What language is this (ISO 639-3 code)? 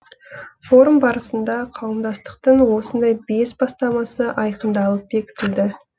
kaz